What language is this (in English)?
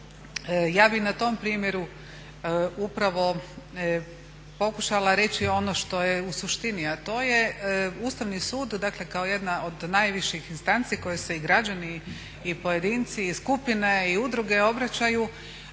Croatian